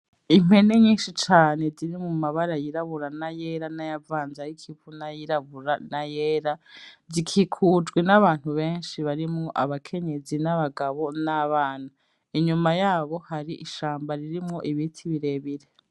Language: Rundi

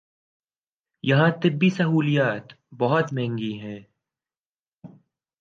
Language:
Urdu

